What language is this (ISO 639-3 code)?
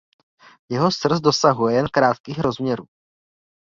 ces